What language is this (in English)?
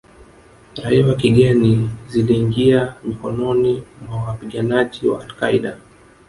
Swahili